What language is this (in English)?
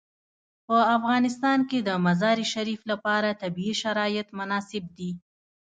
Pashto